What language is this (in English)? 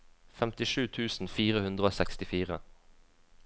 Norwegian